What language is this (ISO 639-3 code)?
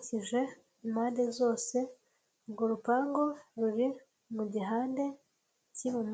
kin